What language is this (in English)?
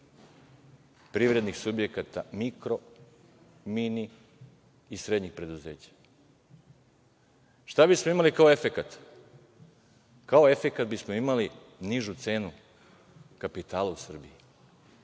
Serbian